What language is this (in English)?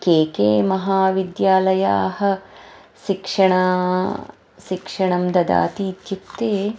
Sanskrit